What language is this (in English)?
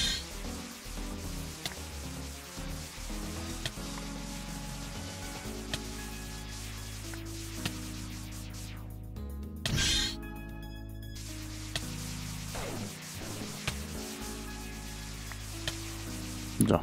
German